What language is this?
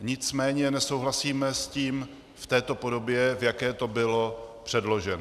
Czech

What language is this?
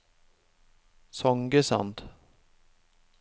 Norwegian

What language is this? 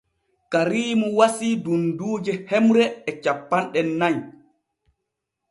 Borgu Fulfulde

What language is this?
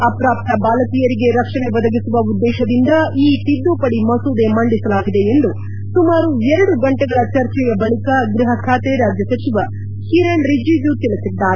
Kannada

